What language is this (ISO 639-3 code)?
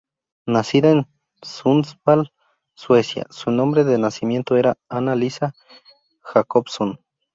spa